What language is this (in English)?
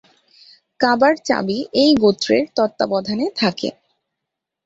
Bangla